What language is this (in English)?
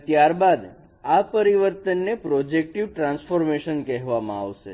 Gujarati